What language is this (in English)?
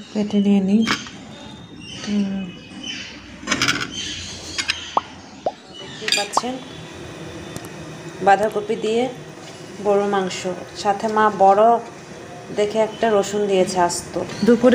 Hindi